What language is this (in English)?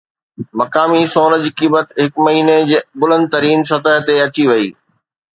Sindhi